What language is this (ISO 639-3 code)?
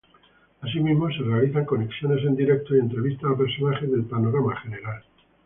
spa